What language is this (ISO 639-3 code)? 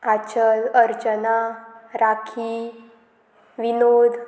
kok